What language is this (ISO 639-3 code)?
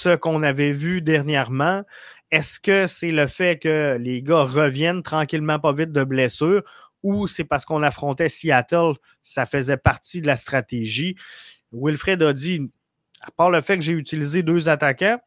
fra